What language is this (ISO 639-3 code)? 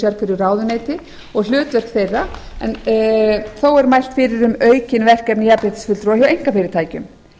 isl